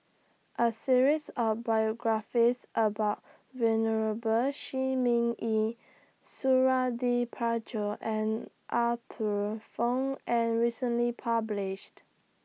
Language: English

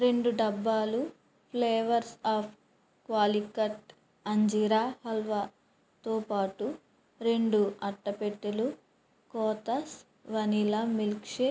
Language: Telugu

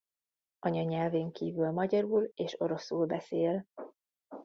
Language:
Hungarian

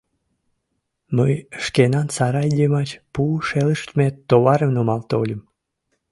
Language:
Mari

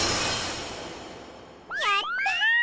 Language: Japanese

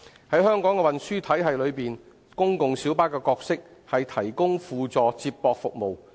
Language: Cantonese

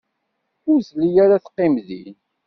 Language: Kabyle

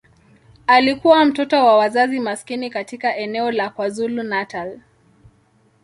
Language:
Swahili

